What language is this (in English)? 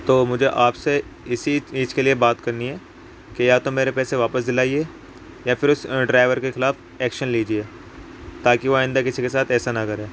Urdu